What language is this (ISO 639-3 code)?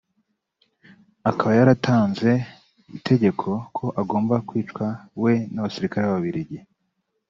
kin